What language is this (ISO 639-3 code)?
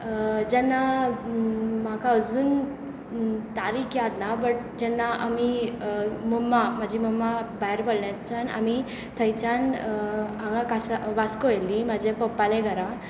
kok